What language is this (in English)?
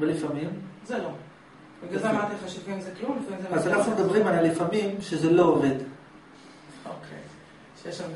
Hebrew